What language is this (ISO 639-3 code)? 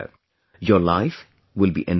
eng